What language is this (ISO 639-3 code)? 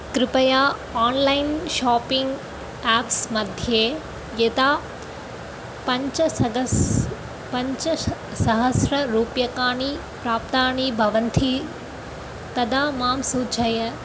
san